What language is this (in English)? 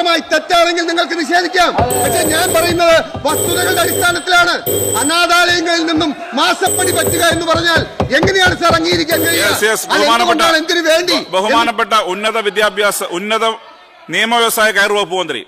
Malayalam